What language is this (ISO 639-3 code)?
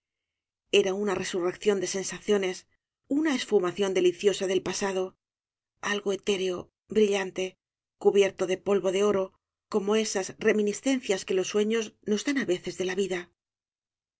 spa